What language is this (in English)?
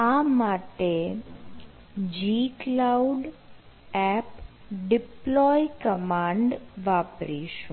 Gujarati